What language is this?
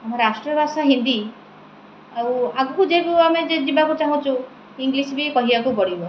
Odia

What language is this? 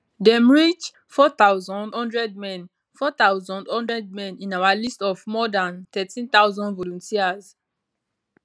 Nigerian Pidgin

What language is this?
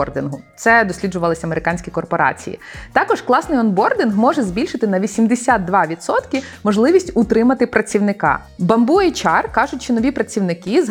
Ukrainian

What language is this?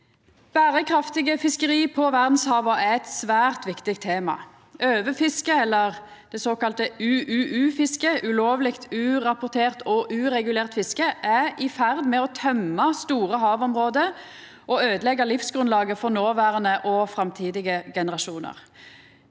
Norwegian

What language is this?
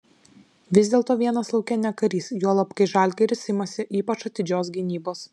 Lithuanian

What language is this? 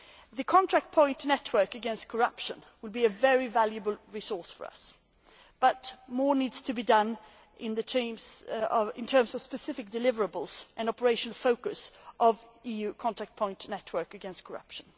English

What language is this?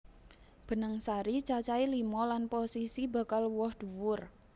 Javanese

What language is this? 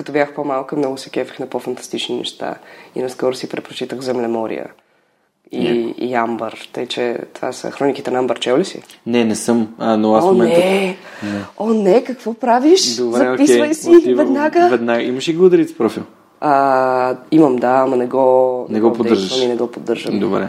Bulgarian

